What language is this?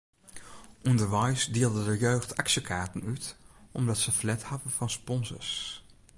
Western Frisian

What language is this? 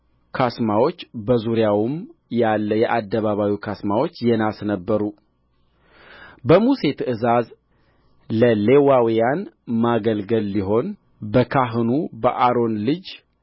Amharic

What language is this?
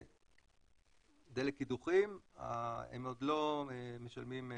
Hebrew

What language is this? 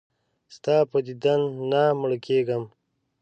Pashto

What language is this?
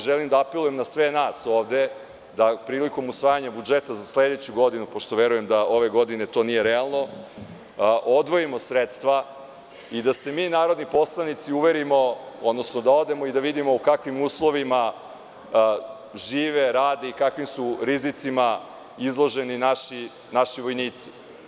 Serbian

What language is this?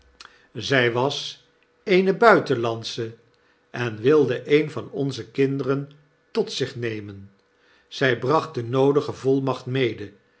Dutch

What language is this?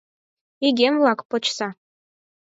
Mari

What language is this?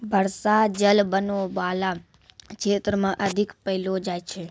Maithili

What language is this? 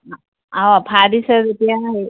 Assamese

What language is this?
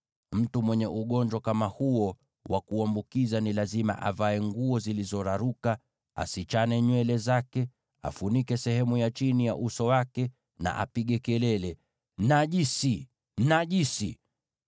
Swahili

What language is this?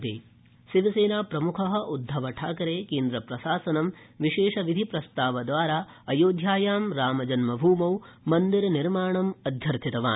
Sanskrit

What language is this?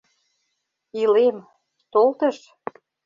Mari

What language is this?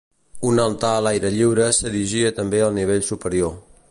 Catalan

